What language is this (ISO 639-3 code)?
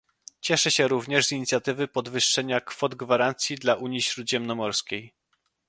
pol